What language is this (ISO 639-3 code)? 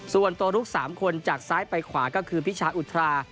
tha